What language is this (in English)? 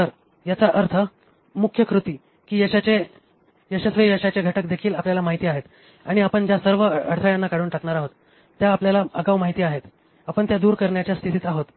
Marathi